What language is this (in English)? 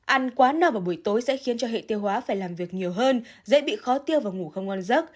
Vietnamese